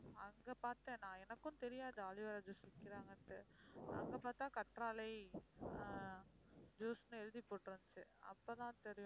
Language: Tamil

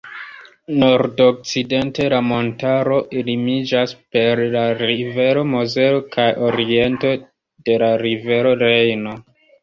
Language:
Esperanto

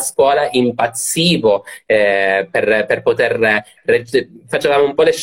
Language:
Italian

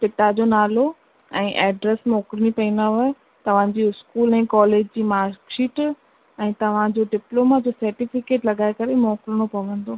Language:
Sindhi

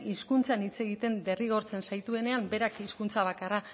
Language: Basque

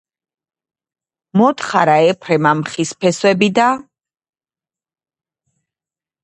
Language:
Georgian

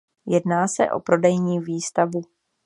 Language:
Czech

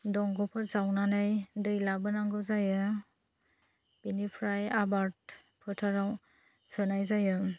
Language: Bodo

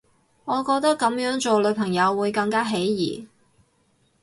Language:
Cantonese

